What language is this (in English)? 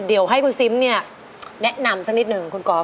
Thai